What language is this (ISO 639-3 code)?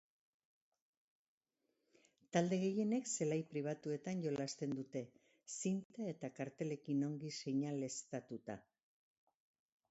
eus